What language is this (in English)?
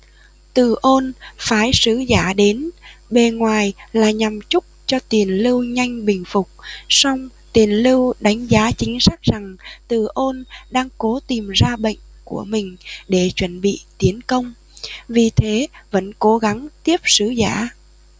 Vietnamese